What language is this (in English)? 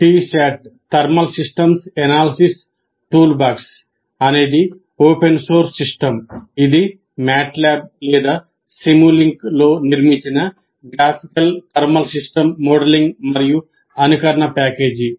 Telugu